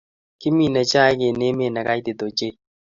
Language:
Kalenjin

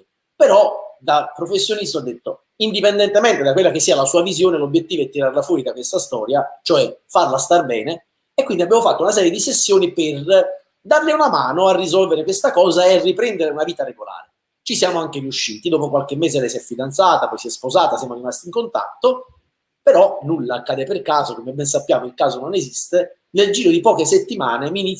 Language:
Italian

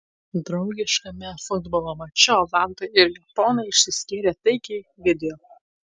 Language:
Lithuanian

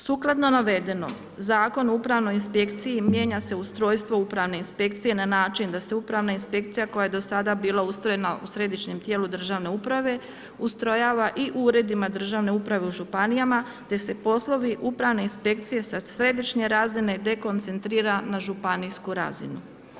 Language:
Croatian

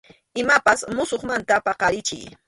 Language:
Arequipa-La Unión Quechua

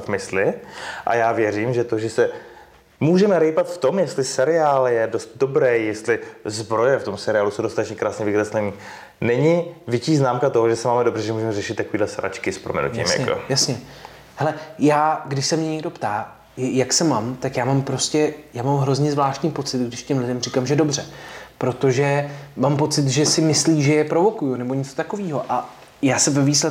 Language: Czech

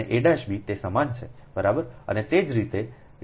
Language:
Gujarati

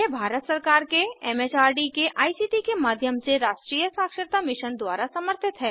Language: Hindi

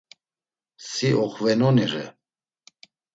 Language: Laz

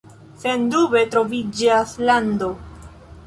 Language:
Esperanto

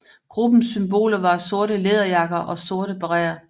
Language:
Danish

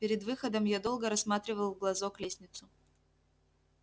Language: Russian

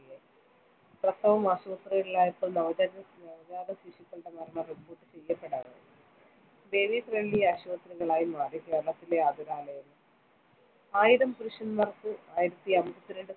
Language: Malayalam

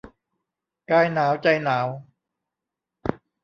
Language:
Thai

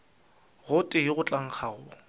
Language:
Northern Sotho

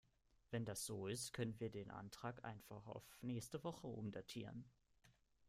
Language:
German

